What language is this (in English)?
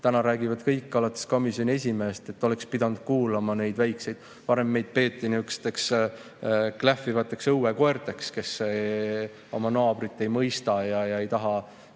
Estonian